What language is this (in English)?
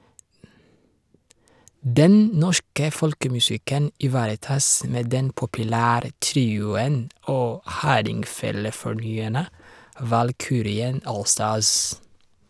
Norwegian